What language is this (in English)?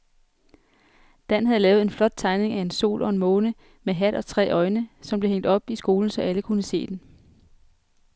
Danish